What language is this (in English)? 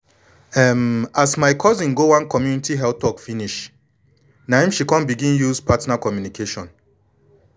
Nigerian Pidgin